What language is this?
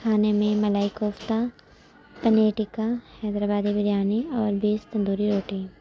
Urdu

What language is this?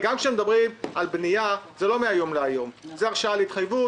Hebrew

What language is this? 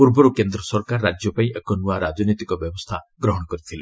Odia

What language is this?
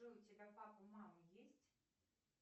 Russian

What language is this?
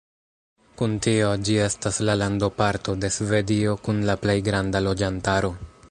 Esperanto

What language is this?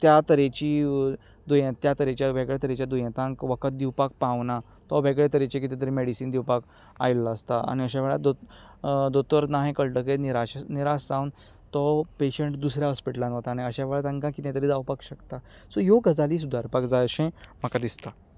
Konkani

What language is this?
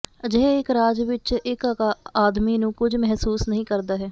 Punjabi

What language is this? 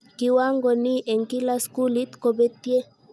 Kalenjin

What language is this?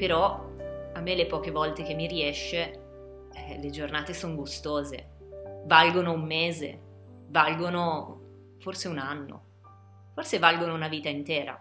Italian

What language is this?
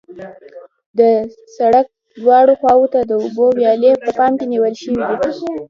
Pashto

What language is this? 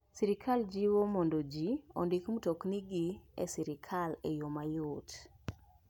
Luo (Kenya and Tanzania)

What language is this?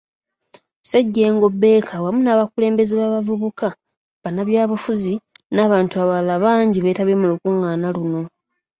Ganda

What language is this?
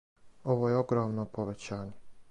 Serbian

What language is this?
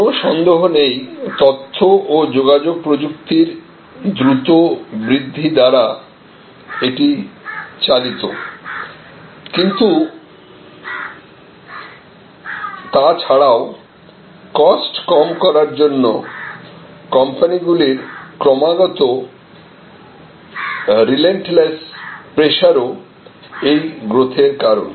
Bangla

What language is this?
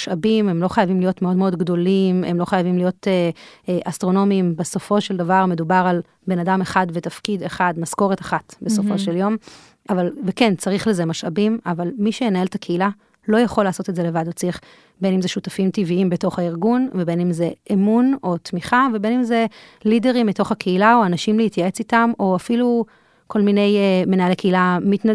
Hebrew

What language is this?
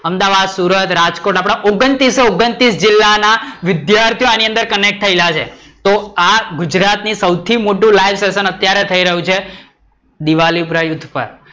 Gujarati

